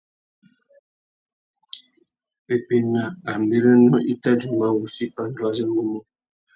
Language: Tuki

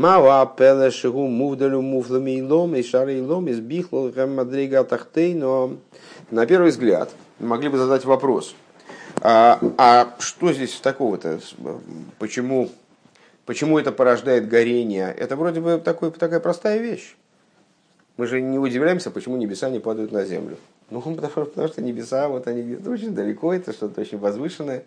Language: Russian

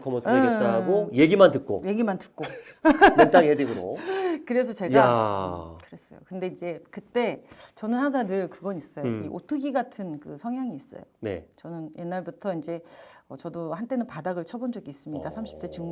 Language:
Korean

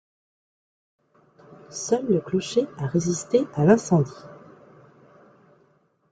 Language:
French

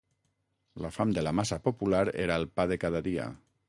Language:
Catalan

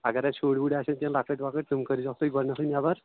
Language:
Kashmiri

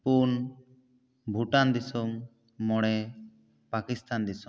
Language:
Santali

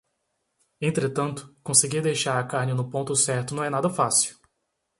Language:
Portuguese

